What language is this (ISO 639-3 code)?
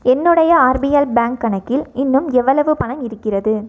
tam